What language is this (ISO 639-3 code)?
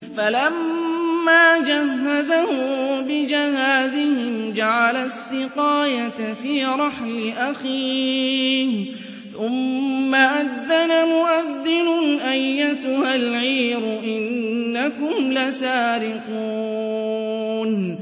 ara